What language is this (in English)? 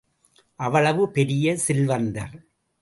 Tamil